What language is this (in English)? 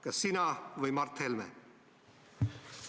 Estonian